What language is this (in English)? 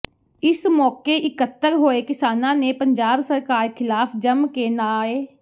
Punjabi